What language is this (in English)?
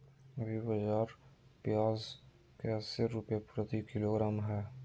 Magahi